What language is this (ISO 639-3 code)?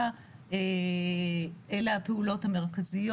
heb